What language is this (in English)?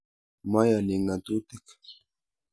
Kalenjin